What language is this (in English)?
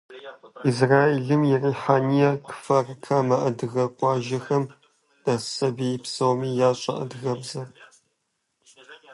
Kabardian